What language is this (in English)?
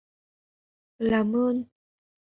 Vietnamese